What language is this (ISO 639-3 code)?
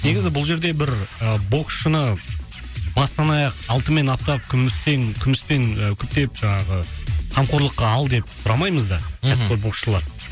kaz